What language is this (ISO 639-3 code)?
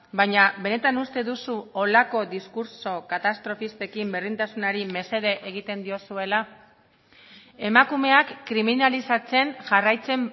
eus